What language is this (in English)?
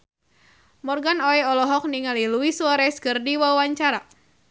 Sundanese